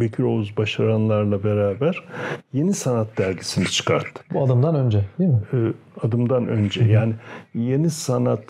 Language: Turkish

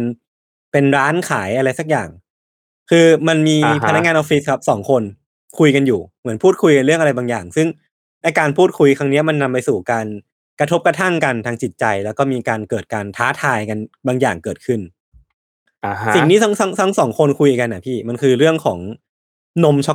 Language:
Thai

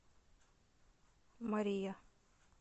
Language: Russian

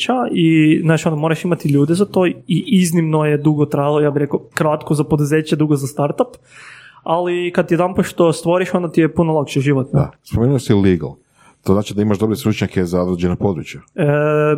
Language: Croatian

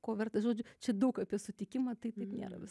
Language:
Lithuanian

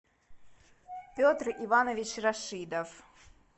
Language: Russian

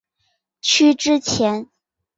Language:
Chinese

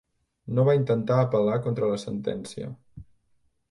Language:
Catalan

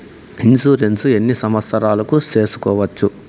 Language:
Telugu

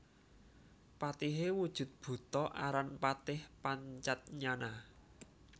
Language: Javanese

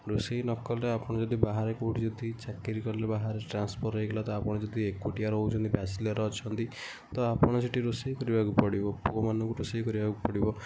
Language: Odia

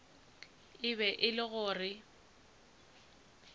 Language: Northern Sotho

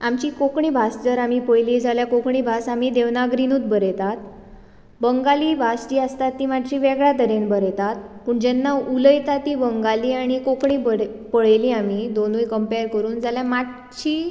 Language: Konkani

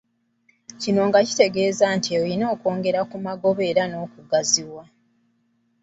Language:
Ganda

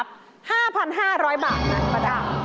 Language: Thai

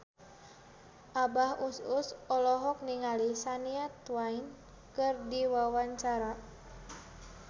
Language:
Sundanese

